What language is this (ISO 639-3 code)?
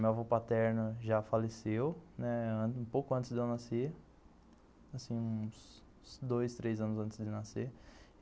por